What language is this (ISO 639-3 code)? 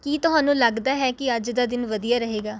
pan